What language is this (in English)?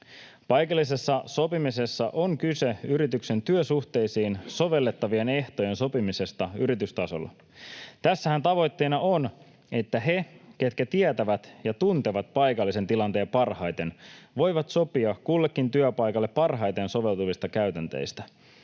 Finnish